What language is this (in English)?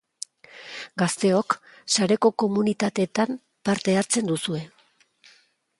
Basque